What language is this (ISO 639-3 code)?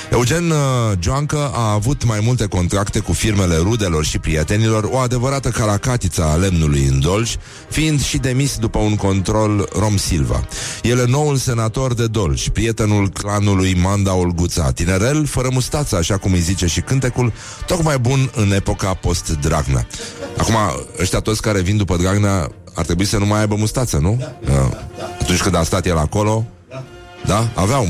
ron